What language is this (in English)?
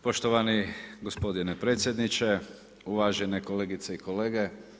Croatian